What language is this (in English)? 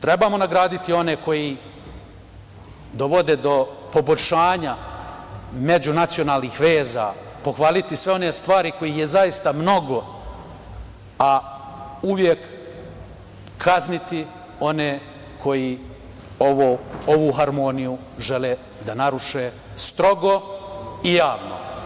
Serbian